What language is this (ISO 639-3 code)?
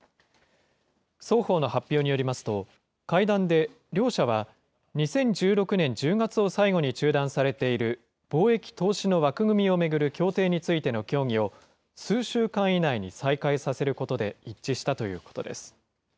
jpn